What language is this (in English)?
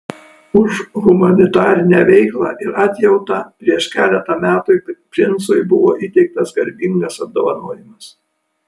Lithuanian